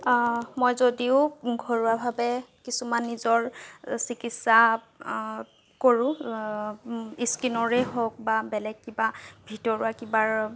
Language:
Assamese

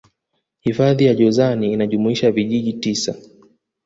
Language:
Swahili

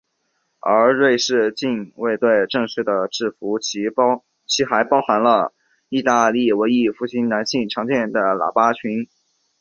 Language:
Chinese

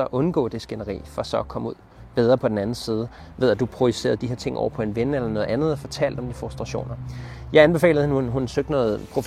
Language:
Danish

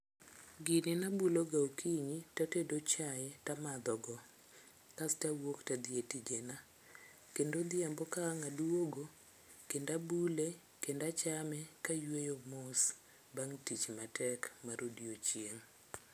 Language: Luo (Kenya and Tanzania)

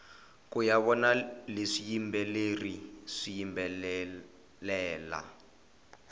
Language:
Tsonga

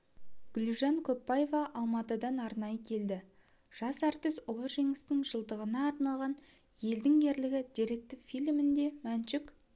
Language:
Kazakh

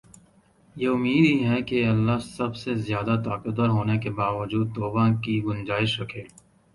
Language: Urdu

